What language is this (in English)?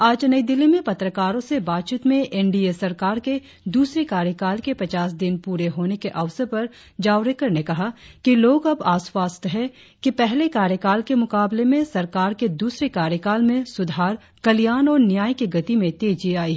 Hindi